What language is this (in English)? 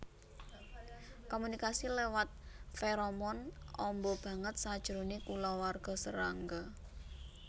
Javanese